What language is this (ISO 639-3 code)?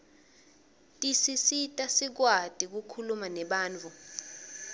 ssw